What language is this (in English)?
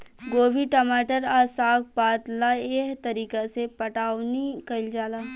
Bhojpuri